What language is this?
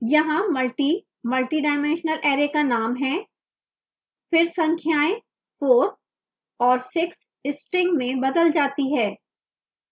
Hindi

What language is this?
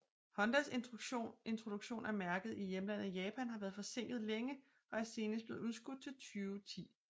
Danish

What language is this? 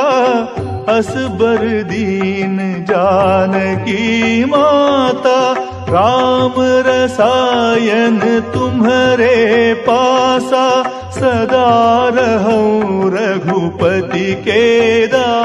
Hindi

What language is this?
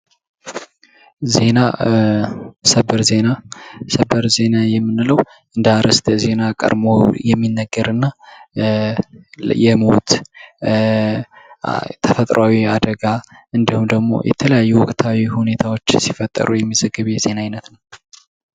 Amharic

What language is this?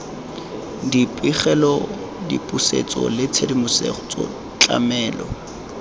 Tswana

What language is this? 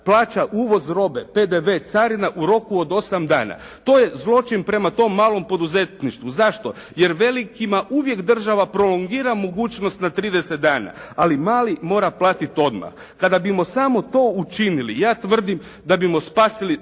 Croatian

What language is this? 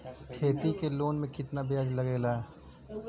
Bhojpuri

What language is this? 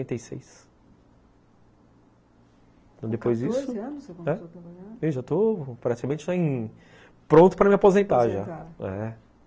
Portuguese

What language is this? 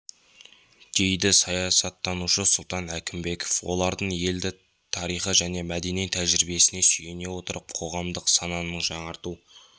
Kazakh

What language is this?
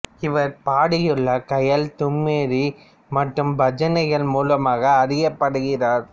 Tamil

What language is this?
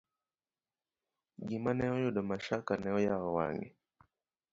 Luo (Kenya and Tanzania)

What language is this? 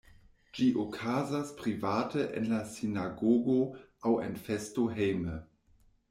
Esperanto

